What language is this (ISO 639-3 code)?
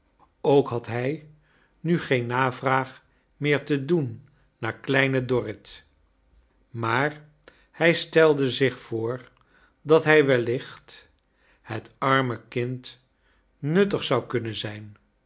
nld